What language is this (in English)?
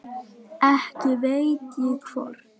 Icelandic